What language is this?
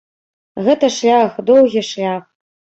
Belarusian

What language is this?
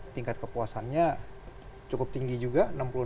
Indonesian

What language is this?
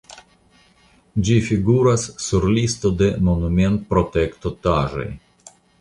Esperanto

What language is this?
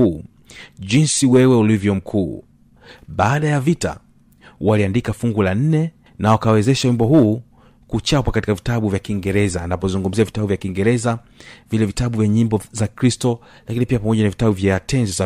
Swahili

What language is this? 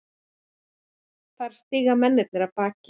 Icelandic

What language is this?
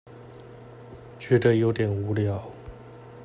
Chinese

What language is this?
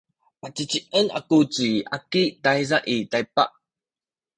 Sakizaya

